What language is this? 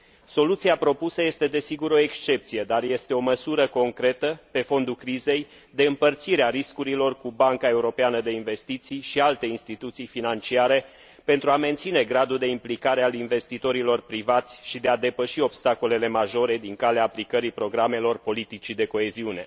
Romanian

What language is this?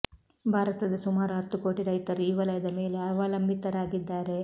Kannada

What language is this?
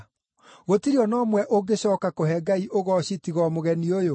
Kikuyu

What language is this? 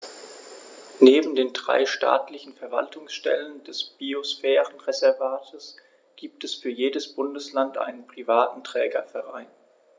German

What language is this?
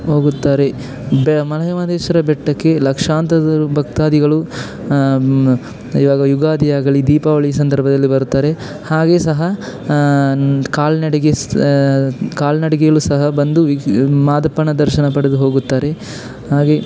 Kannada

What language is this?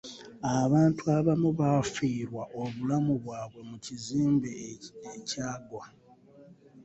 Ganda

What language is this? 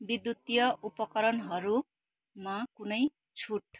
Nepali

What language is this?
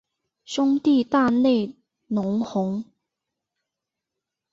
Chinese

